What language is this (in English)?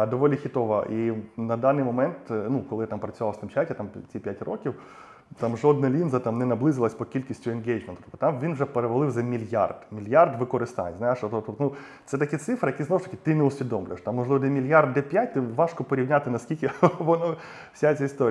Ukrainian